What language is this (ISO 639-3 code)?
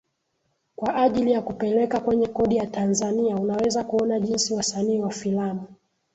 swa